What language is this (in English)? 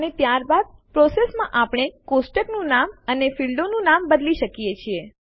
Gujarati